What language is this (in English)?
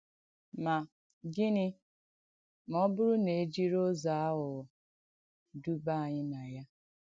Igbo